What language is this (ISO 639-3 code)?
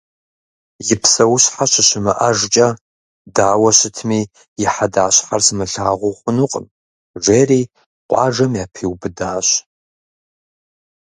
kbd